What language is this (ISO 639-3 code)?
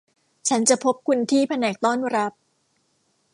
tha